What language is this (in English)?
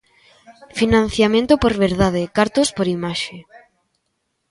Galician